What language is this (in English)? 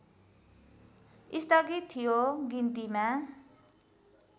Nepali